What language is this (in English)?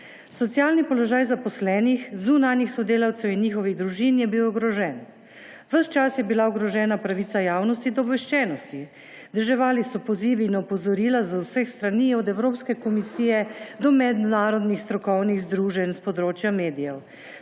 Slovenian